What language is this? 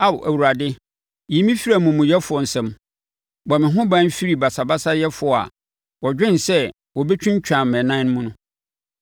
Akan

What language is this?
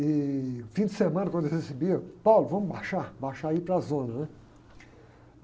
Portuguese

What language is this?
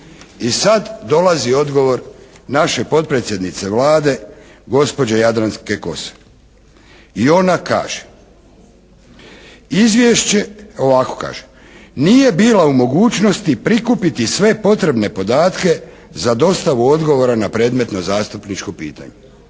Croatian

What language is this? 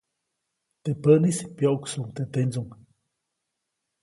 Copainalá Zoque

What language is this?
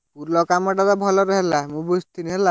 Odia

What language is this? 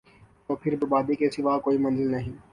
Urdu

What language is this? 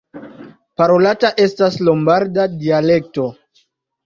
Esperanto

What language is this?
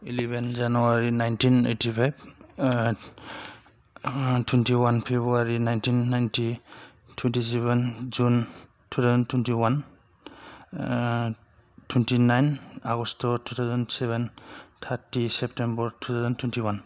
Bodo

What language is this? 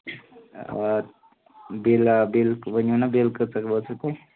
Kashmiri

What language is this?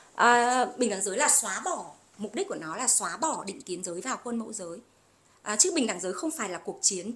Vietnamese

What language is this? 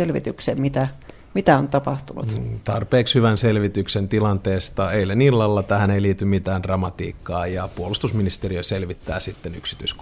Finnish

